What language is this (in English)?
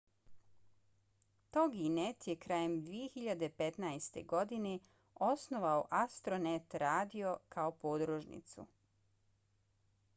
Bosnian